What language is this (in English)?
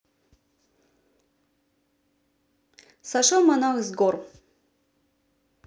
Russian